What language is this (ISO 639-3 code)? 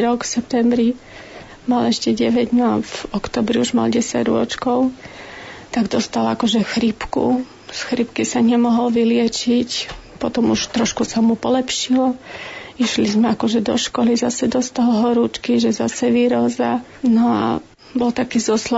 slk